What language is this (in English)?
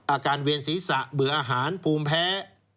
Thai